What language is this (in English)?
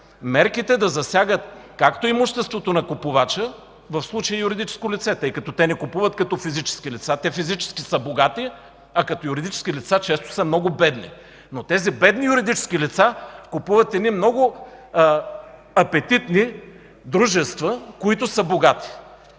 Bulgarian